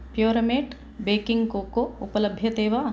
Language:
Sanskrit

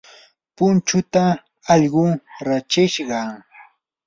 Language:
Yanahuanca Pasco Quechua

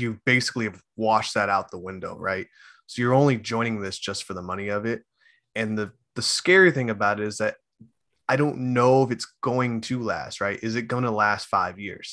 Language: English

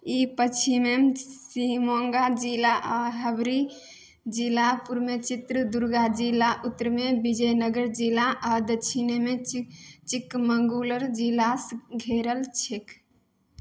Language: Maithili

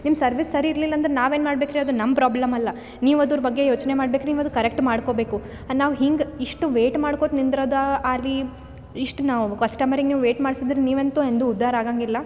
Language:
Kannada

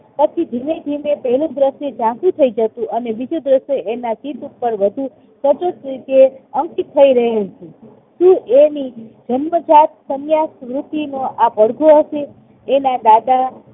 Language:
Gujarati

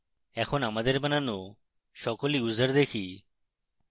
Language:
Bangla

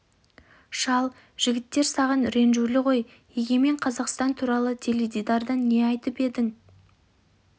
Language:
Kazakh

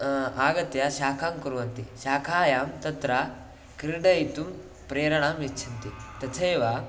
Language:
Sanskrit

